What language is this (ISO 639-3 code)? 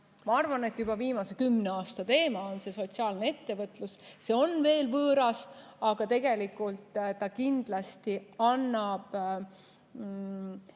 est